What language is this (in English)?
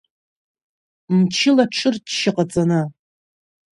Abkhazian